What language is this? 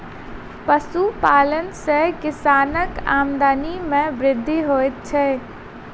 Maithili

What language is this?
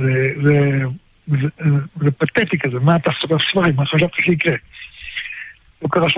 Hebrew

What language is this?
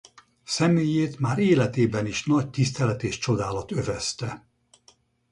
Hungarian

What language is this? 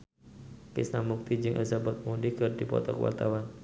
Sundanese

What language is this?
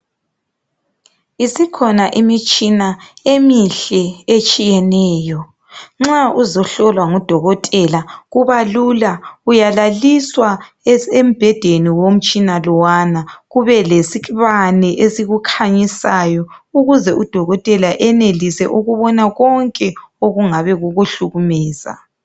North Ndebele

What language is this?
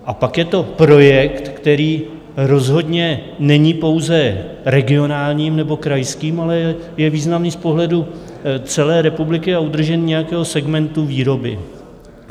Czech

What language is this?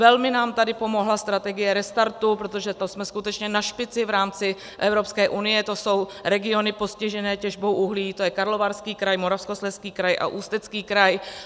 Czech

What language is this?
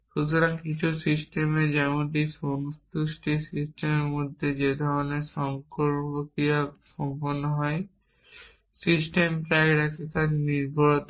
Bangla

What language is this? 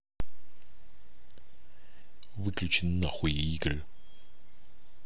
Russian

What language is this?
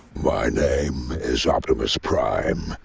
English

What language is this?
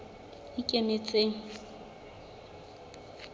Southern Sotho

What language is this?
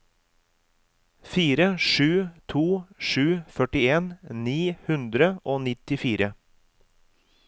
Norwegian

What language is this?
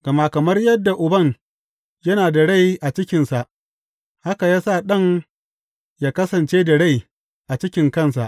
Hausa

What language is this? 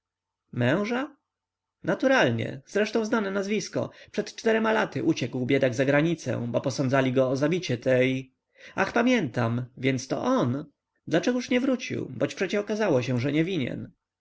Polish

